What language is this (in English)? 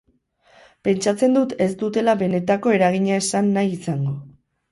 Basque